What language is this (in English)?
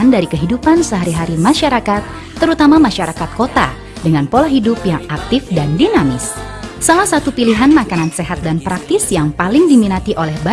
Indonesian